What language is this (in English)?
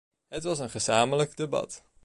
Dutch